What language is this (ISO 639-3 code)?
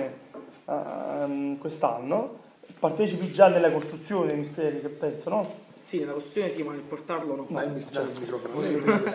ita